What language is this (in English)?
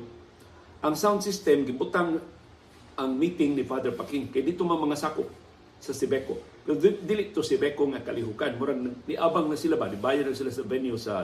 Filipino